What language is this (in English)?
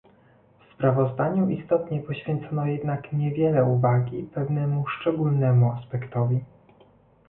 Polish